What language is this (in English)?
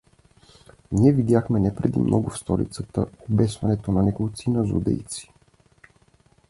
Bulgarian